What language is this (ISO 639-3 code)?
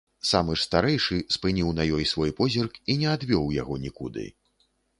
bel